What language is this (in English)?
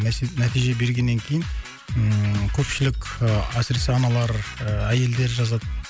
Kazakh